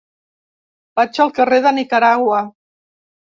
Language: Catalan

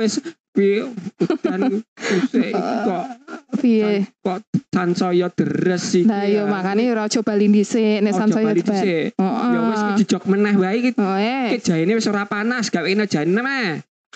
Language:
Indonesian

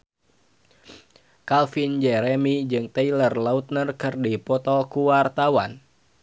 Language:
Sundanese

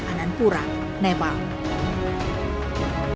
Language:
Indonesian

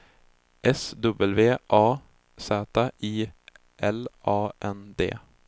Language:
Swedish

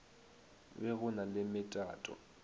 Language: Northern Sotho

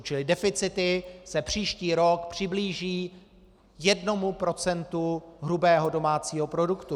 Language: Czech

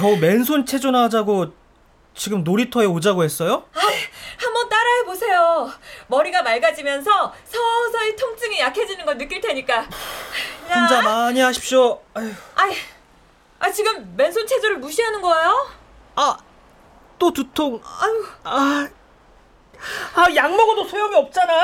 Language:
Korean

